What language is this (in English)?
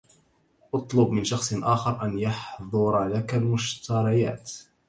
Arabic